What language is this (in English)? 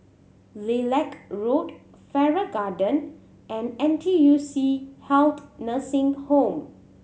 English